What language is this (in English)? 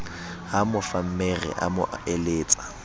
Southern Sotho